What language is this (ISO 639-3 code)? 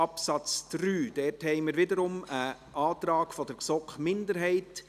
gsw